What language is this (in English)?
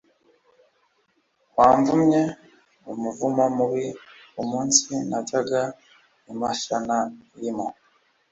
Kinyarwanda